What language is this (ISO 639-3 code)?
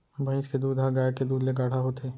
hne